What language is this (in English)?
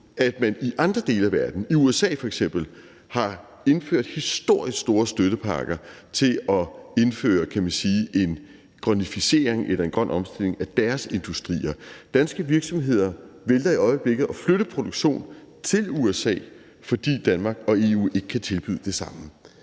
Danish